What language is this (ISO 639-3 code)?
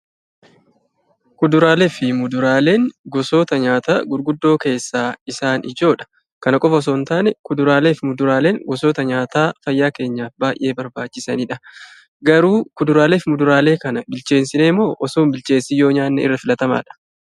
orm